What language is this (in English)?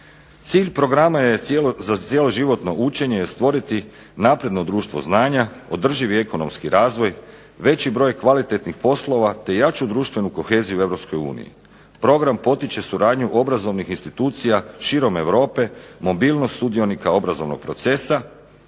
Croatian